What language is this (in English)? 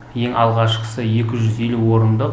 Kazakh